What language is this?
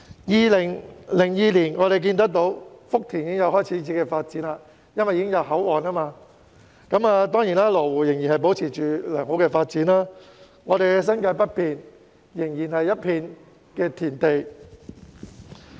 Cantonese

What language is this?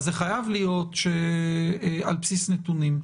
Hebrew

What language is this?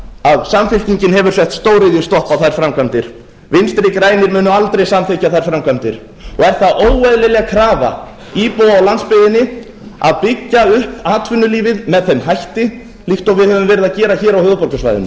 Icelandic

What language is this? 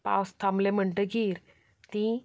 Konkani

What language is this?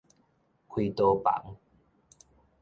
Min Nan Chinese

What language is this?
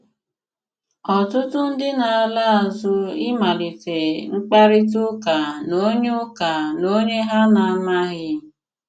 Igbo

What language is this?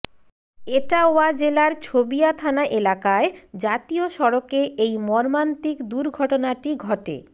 Bangla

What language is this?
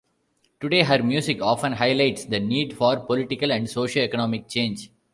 English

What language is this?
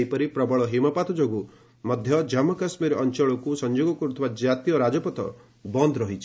Odia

